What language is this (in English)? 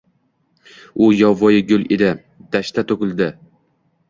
Uzbek